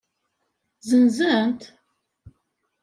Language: Kabyle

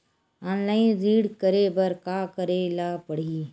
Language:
Chhattisgarhi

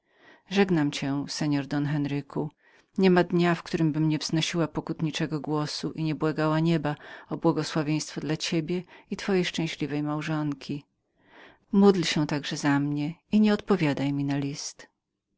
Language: Polish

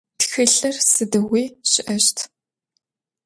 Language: Adyghe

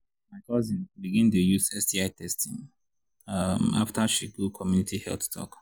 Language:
Nigerian Pidgin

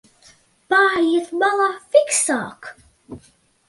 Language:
Latvian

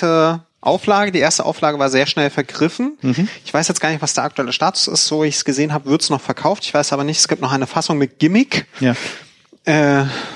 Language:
German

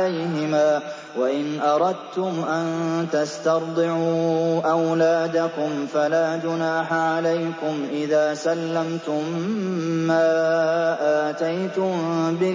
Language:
Arabic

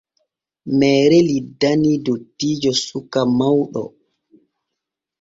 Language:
Borgu Fulfulde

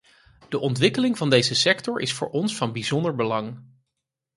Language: Dutch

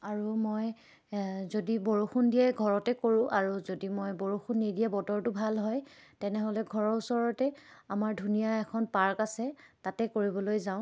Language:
Assamese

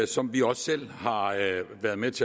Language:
Danish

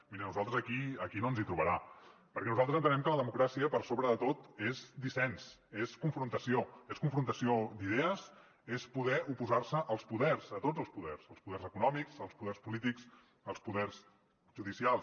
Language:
Catalan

